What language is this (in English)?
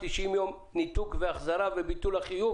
Hebrew